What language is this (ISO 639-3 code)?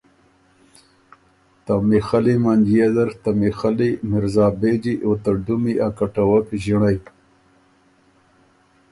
oru